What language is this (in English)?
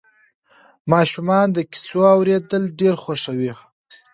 Pashto